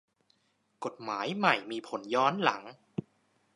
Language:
Thai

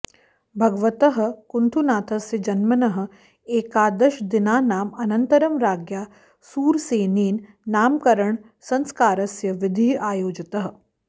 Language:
Sanskrit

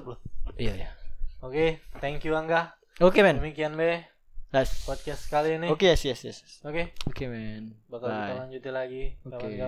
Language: Indonesian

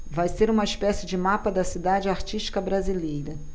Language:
Portuguese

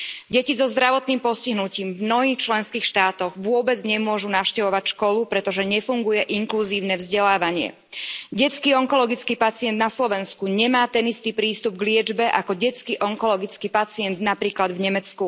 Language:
Slovak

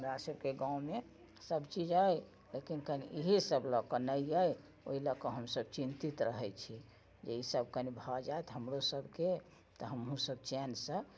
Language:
Maithili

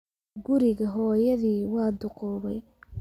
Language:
Somali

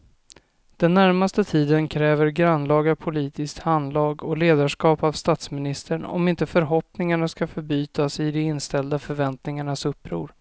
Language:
Swedish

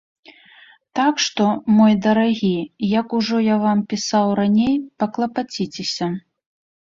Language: Belarusian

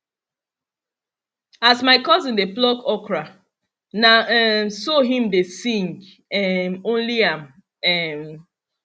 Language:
Nigerian Pidgin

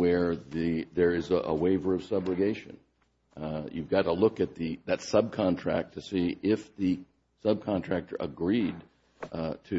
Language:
English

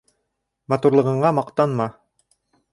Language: Bashkir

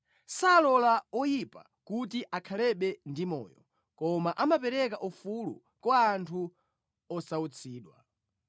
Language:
Nyanja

